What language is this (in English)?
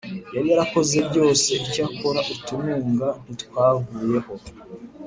Kinyarwanda